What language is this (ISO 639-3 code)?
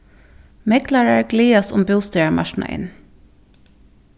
fao